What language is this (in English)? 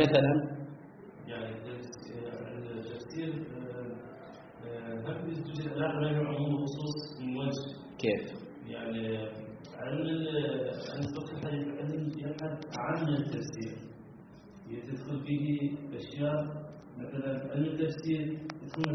Arabic